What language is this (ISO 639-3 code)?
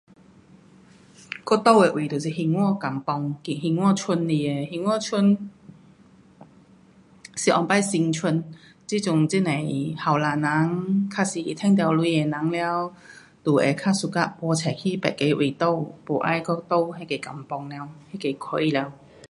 cpx